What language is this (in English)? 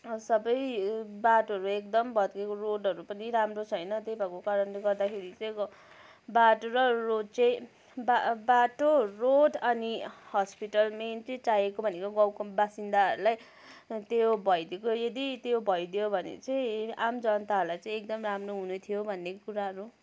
Nepali